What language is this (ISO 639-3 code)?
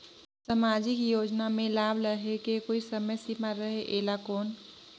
hne